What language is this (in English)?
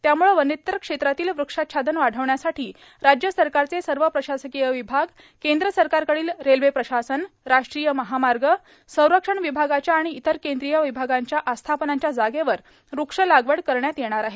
Marathi